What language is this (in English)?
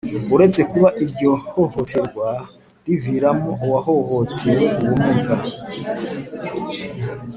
Kinyarwanda